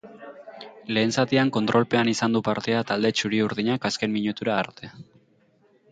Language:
Basque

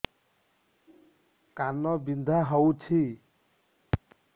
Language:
Odia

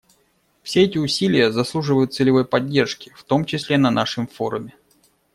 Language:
Russian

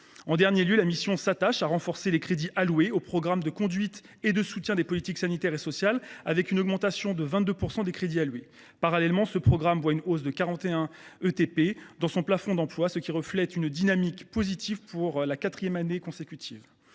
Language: French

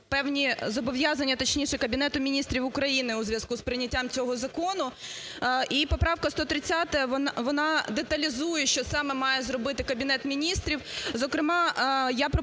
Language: Ukrainian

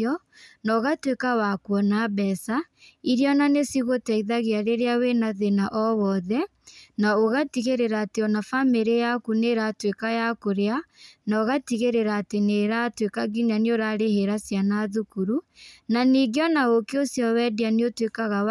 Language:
Kikuyu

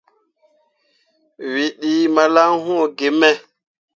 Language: Mundang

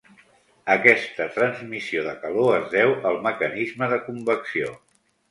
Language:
Catalan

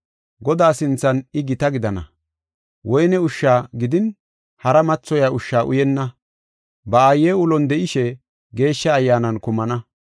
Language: Gofa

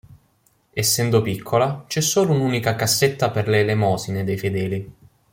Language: Italian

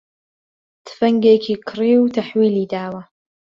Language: Central Kurdish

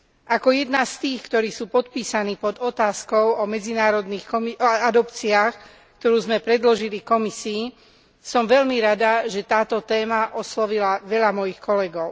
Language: Slovak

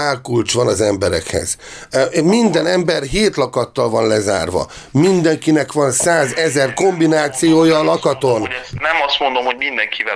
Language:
Hungarian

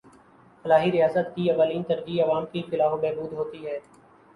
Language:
Urdu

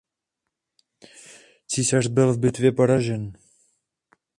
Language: Czech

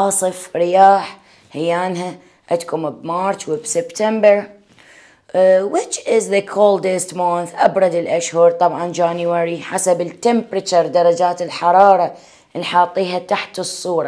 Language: Arabic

